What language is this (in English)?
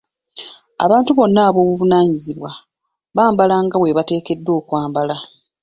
Ganda